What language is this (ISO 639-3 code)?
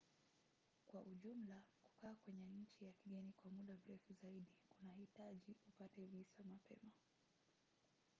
swa